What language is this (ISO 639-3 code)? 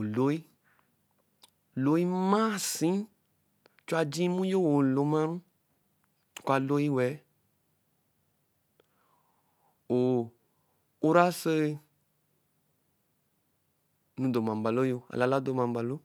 elm